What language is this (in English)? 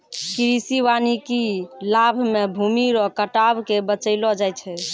Maithili